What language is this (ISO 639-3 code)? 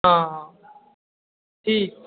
mai